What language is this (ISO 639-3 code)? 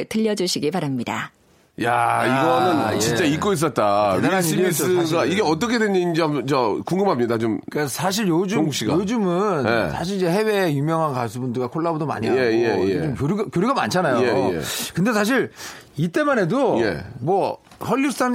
kor